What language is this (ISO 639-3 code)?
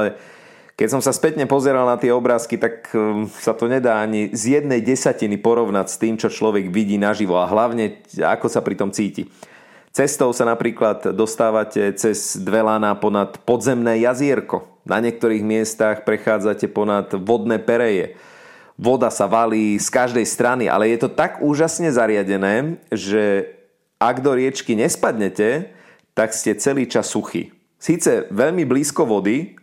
slk